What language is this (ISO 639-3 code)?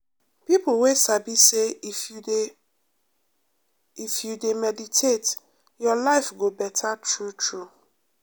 pcm